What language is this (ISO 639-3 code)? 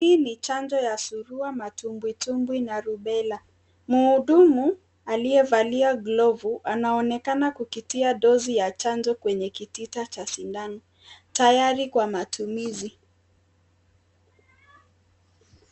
swa